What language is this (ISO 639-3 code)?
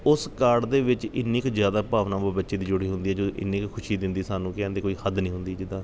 pan